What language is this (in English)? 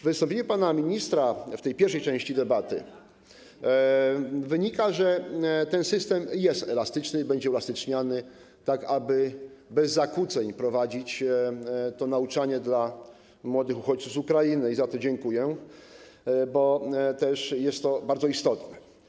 Polish